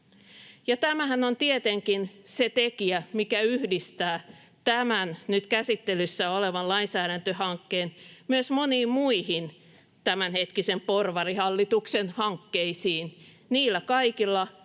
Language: Finnish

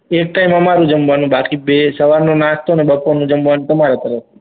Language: Gujarati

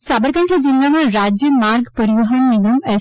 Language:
Gujarati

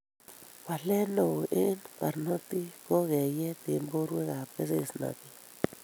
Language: Kalenjin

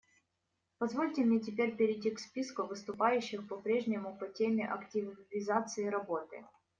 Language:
Russian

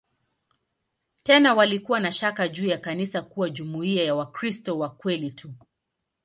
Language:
Swahili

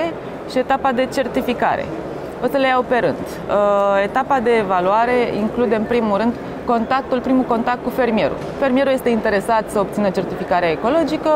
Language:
Romanian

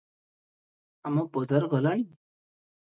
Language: Odia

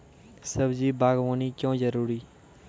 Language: Maithili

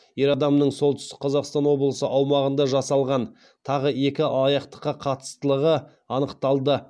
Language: Kazakh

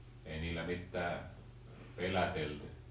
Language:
Finnish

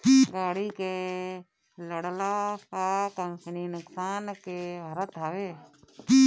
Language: Bhojpuri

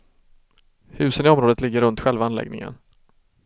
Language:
Swedish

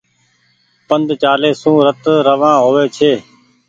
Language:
Goaria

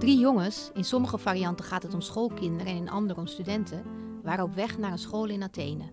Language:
Dutch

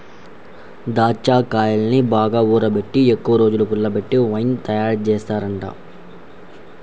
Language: Telugu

